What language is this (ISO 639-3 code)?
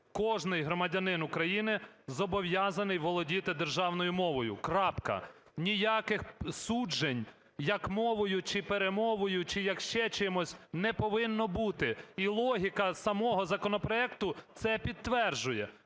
ukr